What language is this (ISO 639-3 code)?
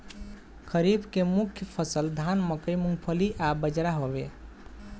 bho